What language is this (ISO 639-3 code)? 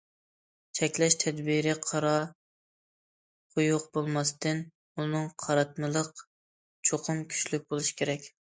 uig